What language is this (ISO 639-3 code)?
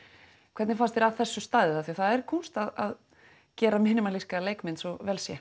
isl